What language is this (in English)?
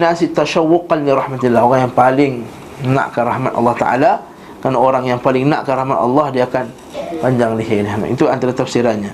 Malay